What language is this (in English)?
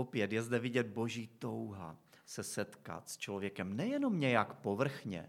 Czech